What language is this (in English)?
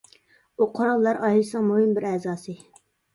Uyghur